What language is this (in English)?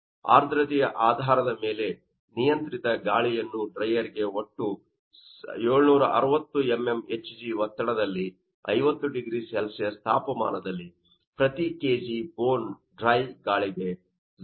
Kannada